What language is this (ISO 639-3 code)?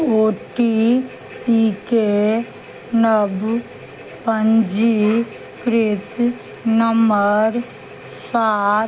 mai